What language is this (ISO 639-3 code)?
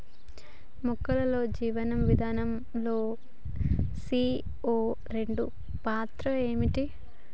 tel